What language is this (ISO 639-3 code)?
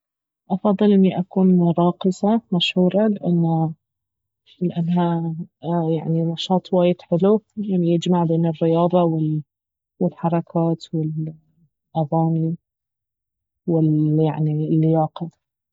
abv